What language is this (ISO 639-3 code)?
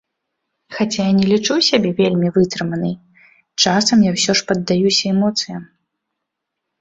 bel